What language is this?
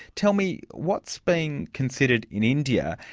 English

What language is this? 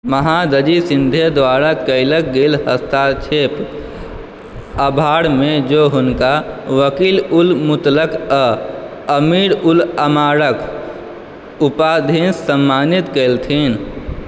Maithili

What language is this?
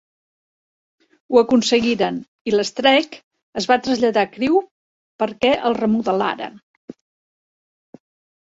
Catalan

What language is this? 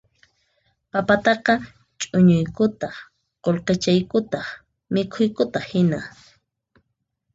Puno Quechua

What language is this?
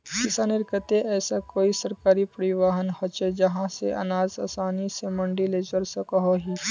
Magahi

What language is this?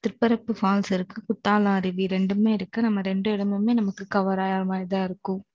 Tamil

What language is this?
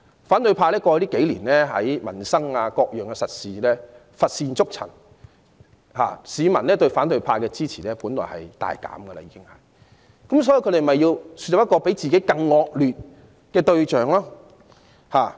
Cantonese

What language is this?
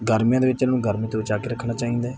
Punjabi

